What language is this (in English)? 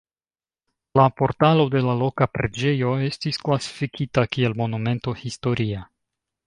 Esperanto